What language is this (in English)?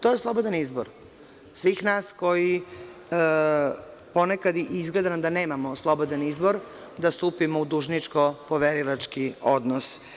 Serbian